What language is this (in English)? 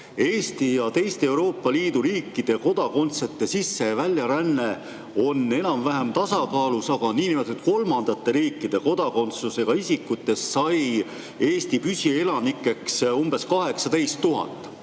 Estonian